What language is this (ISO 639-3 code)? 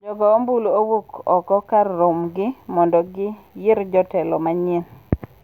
luo